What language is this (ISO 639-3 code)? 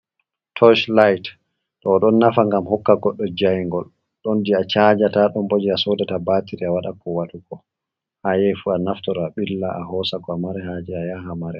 ful